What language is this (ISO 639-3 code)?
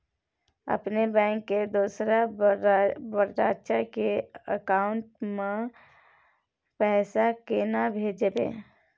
mai